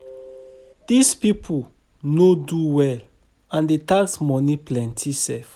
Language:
Nigerian Pidgin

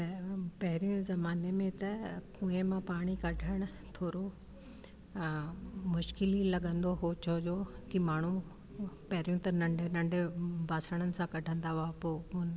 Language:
Sindhi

